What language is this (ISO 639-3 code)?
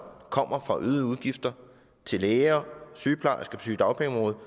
dan